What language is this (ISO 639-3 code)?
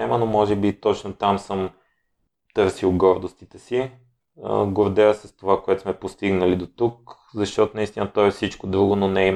bul